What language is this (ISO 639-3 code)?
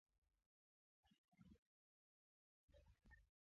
lug